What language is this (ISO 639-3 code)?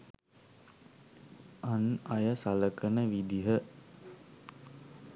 sin